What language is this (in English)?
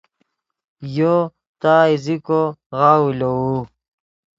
Yidgha